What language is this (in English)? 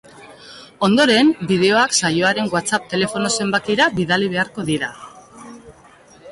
Basque